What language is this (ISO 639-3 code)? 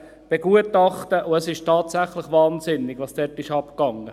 gsw